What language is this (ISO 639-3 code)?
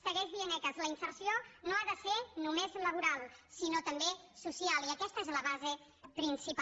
cat